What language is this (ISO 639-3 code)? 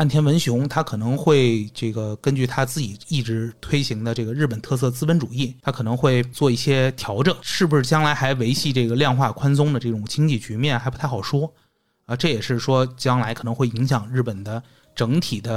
zho